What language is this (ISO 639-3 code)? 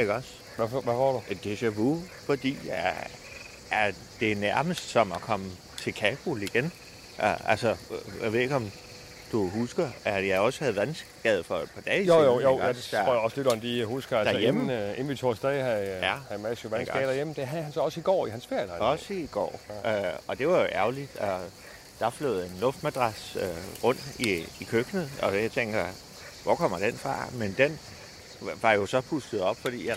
dan